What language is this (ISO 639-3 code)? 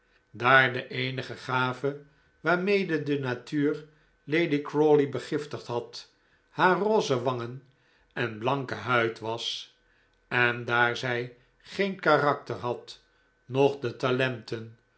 nld